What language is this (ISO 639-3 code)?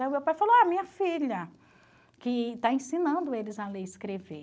por